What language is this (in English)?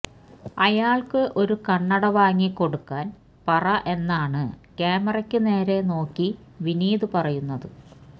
Malayalam